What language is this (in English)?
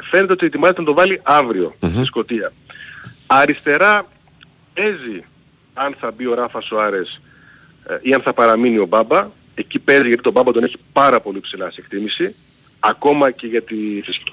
Greek